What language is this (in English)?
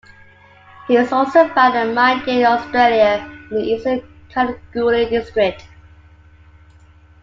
English